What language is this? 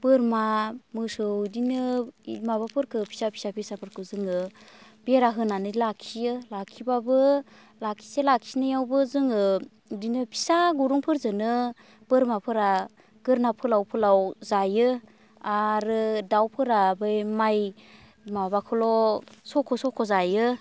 Bodo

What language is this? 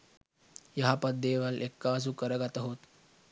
Sinhala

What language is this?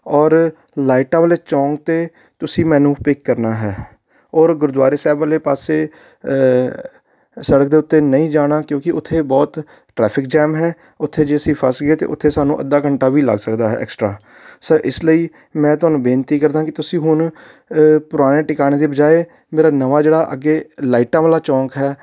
Punjabi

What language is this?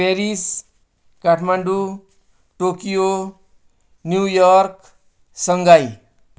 Nepali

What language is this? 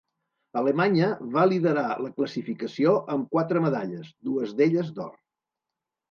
Catalan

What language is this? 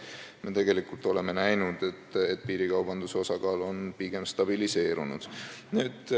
Estonian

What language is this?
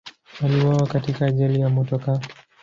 Swahili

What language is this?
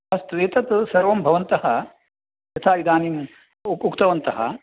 Sanskrit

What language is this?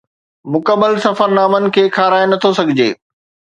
Sindhi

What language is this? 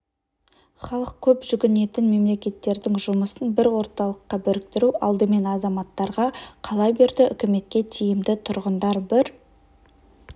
Kazakh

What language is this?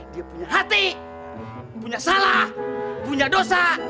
Indonesian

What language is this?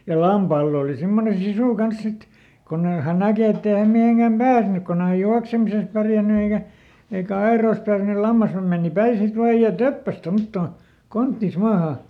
Finnish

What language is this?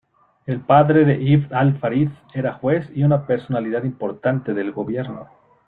Spanish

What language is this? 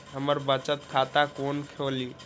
Maithili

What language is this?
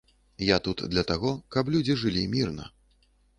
Belarusian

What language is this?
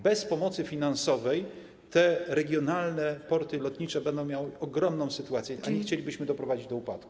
Polish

